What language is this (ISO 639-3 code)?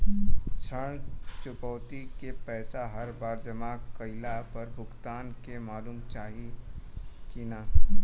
bho